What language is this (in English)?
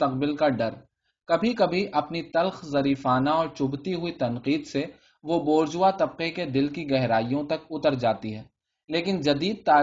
Urdu